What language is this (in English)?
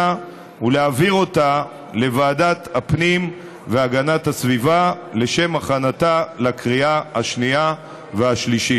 Hebrew